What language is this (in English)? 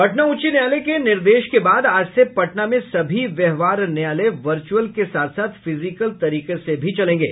Hindi